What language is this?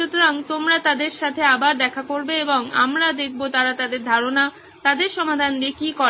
Bangla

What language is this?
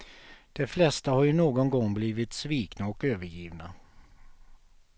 Swedish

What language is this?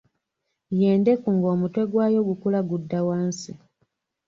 Ganda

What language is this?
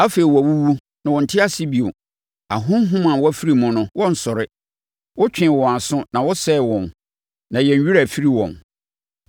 Akan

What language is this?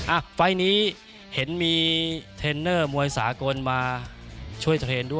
Thai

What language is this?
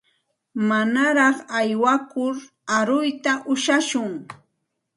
Santa Ana de Tusi Pasco Quechua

